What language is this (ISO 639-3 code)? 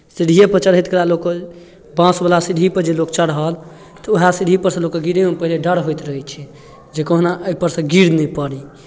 mai